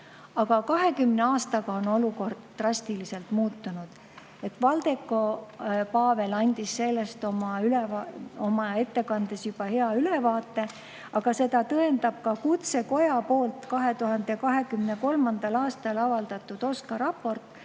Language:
Estonian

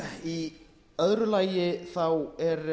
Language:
Icelandic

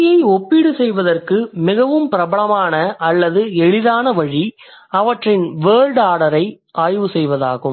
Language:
Tamil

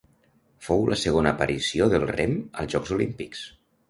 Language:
Catalan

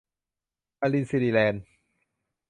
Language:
Thai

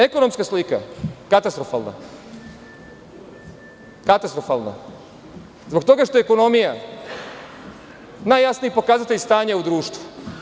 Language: Serbian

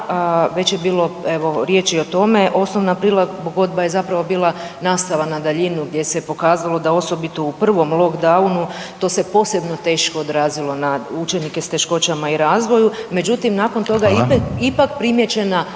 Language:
Croatian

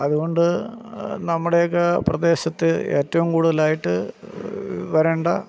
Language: Malayalam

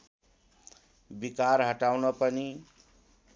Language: Nepali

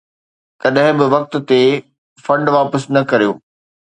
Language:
Sindhi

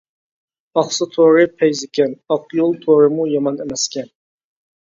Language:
Uyghur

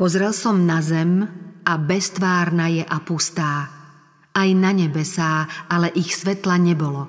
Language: Slovak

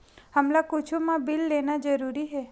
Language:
Chhattisgarhi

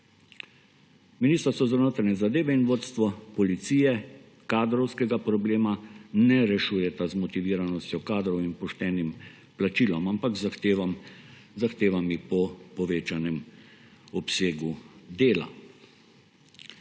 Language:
Slovenian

